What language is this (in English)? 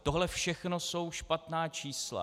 Czech